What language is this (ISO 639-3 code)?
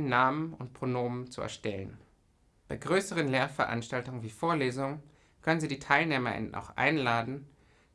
deu